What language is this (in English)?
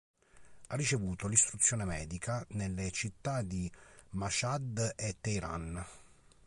Italian